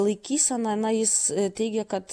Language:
Lithuanian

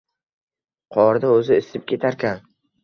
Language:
Uzbek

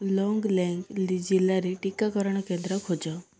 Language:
Odia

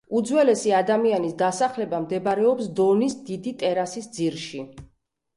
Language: Georgian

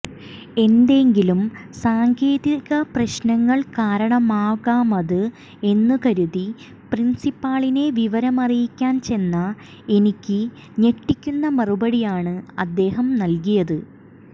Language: Malayalam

